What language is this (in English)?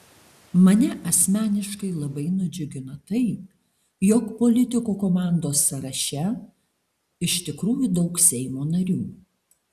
Lithuanian